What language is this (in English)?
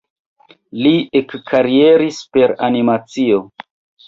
Esperanto